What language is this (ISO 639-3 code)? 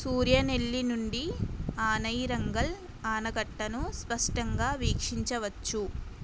tel